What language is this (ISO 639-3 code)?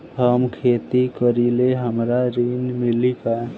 bho